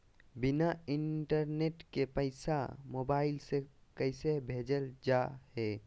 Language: Magahi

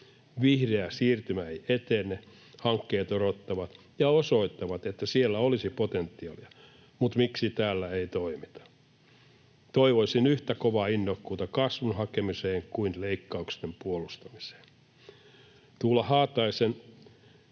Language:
Finnish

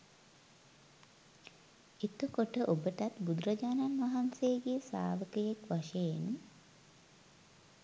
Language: Sinhala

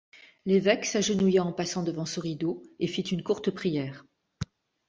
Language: French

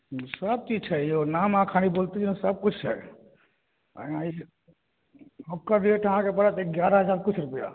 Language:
Maithili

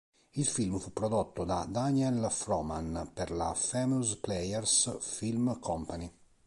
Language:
Italian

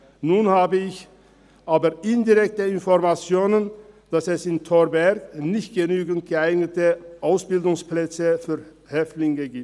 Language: Swiss German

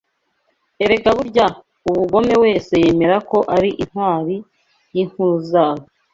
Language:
Kinyarwanda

